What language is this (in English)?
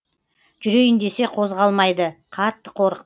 Kazakh